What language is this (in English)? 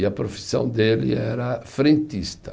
Portuguese